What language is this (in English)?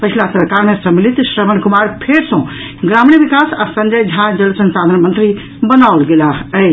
Maithili